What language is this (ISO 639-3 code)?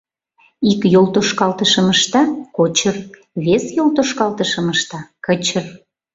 chm